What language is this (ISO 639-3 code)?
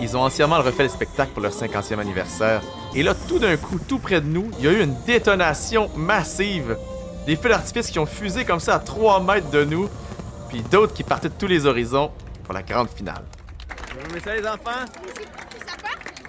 fra